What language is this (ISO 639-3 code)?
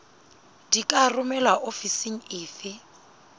sot